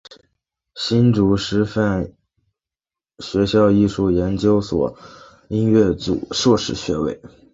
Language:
Chinese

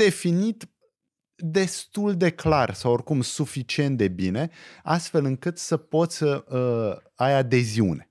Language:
Romanian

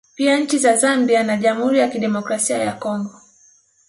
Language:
Swahili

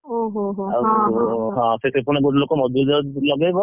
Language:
Odia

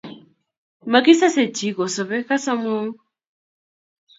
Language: Kalenjin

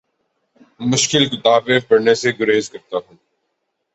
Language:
Urdu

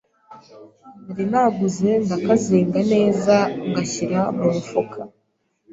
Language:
Kinyarwanda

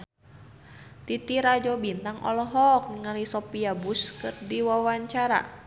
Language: Sundanese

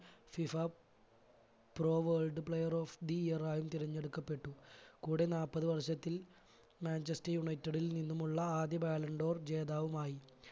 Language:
Malayalam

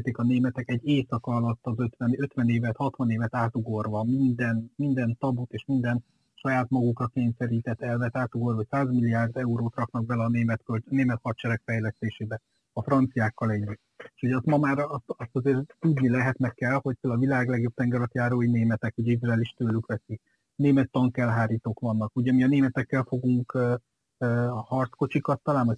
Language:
Hungarian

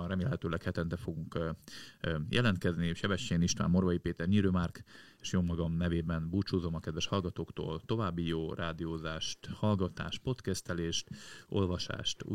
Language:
Hungarian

